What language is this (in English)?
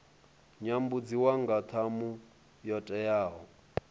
Venda